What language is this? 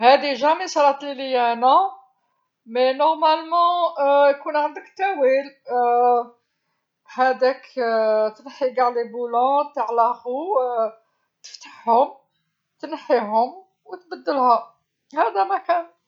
Algerian Arabic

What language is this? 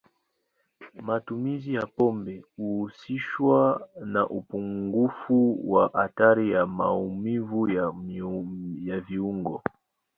Swahili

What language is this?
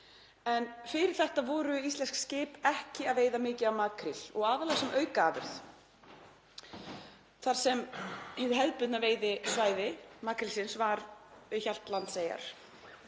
Icelandic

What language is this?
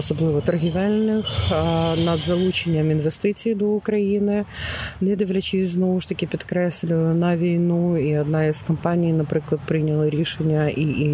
Ukrainian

